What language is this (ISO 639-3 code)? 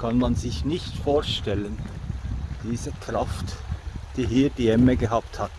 deu